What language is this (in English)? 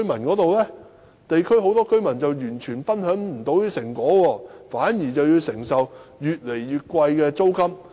Cantonese